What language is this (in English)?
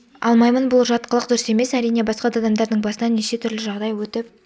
Kazakh